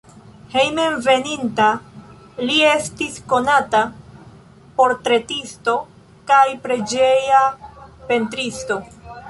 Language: Esperanto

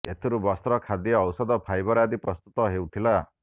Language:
Odia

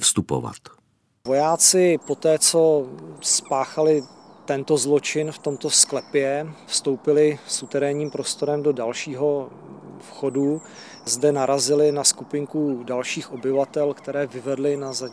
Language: Czech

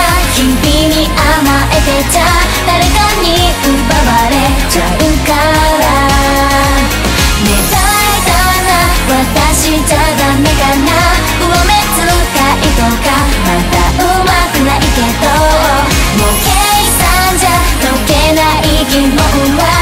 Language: Korean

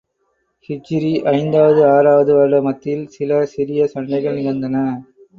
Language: Tamil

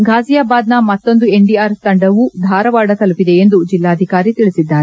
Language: Kannada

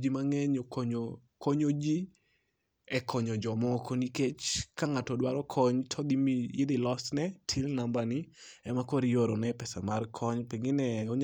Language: Luo (Kenya and Tanzania)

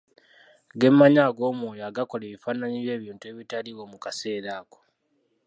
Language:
Ganda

